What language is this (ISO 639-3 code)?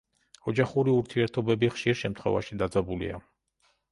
kat